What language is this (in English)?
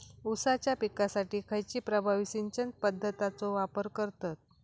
Marathi